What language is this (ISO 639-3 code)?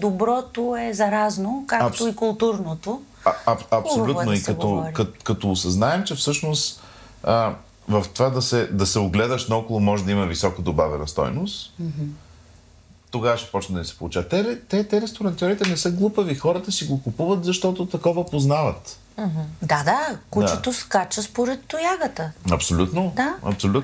bul